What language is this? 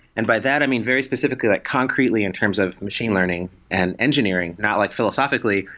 English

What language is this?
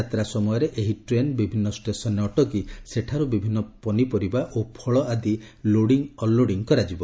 Odia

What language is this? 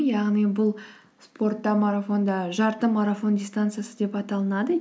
Kazakh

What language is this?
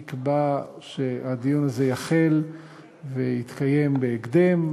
Hebrew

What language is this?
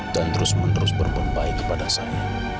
Indonesian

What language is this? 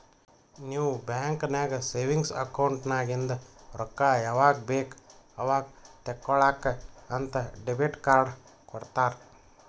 Kannada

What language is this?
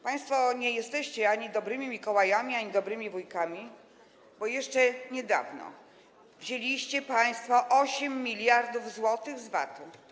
Polish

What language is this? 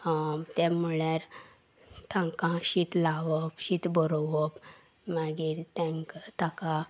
Konkani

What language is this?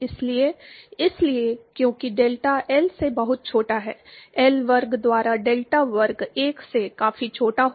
Hindi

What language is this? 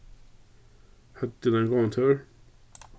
Faroese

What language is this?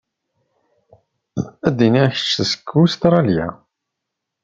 Kabyle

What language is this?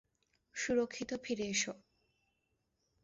Bangla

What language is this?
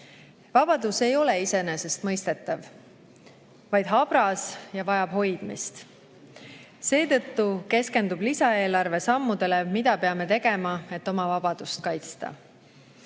Estonian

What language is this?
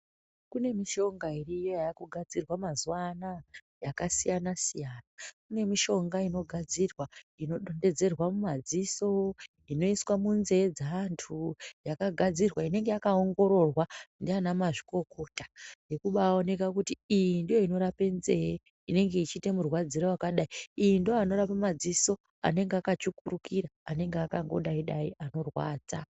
Ndau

